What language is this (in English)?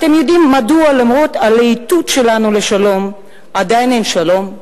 Hebrew